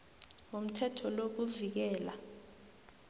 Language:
South Ndebele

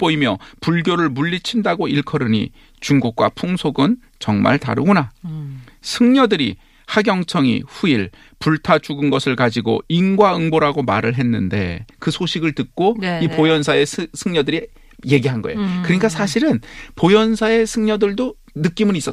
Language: Korean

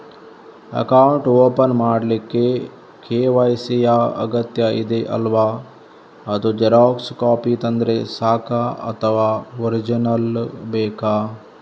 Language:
Kannada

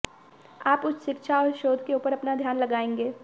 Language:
Hindi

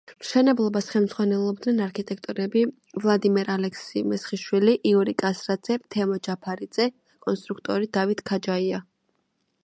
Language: Georgian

